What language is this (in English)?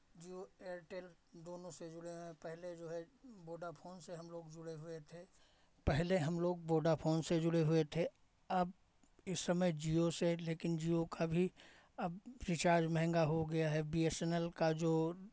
Hindi